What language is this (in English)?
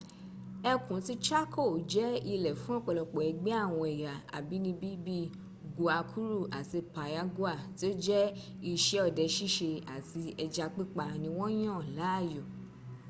Yoruba